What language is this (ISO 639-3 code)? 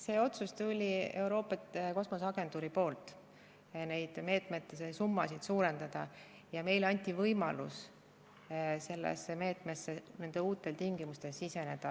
est